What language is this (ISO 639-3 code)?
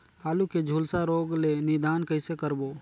hne